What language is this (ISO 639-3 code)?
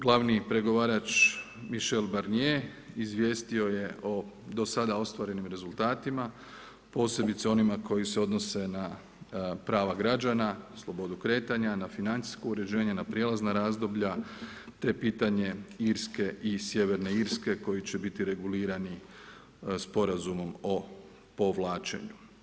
hrv